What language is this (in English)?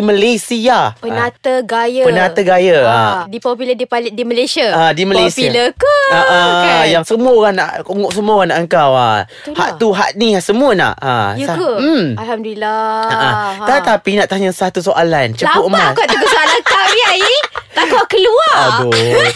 Malay